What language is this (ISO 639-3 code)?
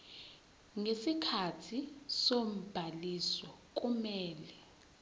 zul